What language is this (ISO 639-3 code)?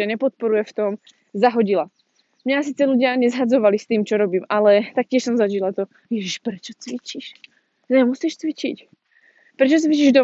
slk